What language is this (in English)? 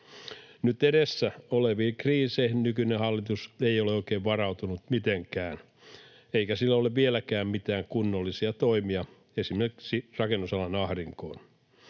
Finnish